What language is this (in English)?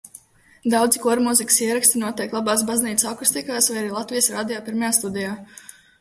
Latvian